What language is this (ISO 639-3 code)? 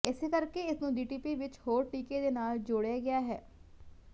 pan